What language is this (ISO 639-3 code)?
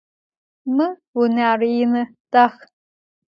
ady